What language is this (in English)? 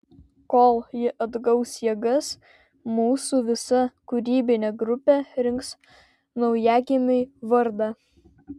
Lithuanian